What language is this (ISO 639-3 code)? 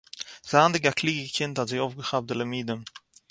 yid